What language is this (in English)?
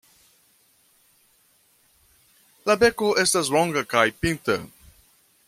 Esperanto